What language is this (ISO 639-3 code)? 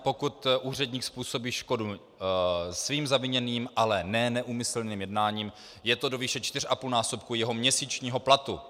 ces